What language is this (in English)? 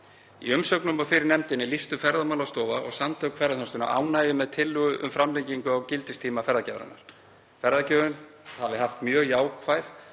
Icelandic